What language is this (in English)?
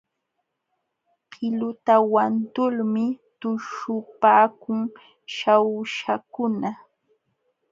Jauja Wanca Quechua